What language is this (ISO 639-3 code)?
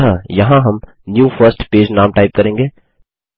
hin